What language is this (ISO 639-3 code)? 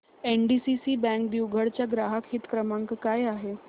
mar